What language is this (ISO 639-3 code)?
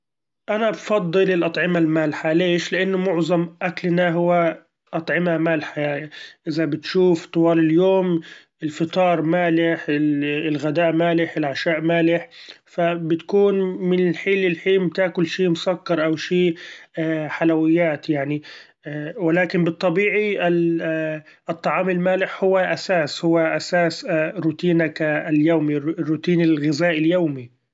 afb